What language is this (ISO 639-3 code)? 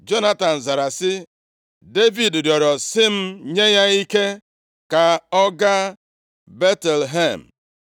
ibo